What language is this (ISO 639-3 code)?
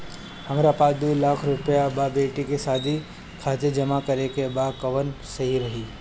bho